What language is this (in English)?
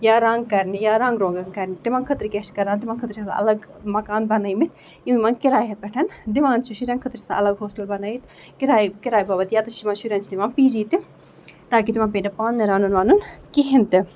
Kashmiri